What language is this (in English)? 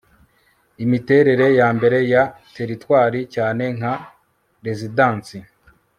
Kinyarwanda